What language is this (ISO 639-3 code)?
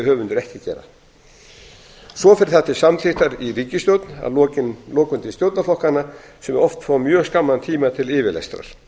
isl